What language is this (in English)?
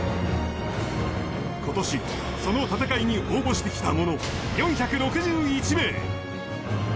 Japanese